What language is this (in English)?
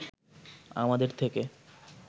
Bangla